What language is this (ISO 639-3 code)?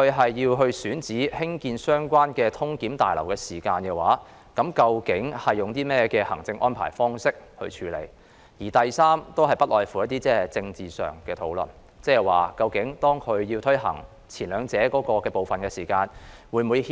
yue